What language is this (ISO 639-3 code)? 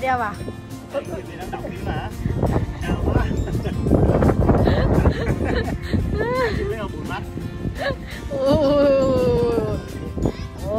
vie